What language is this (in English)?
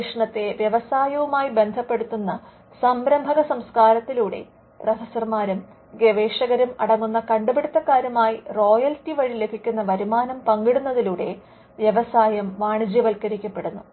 Malayalam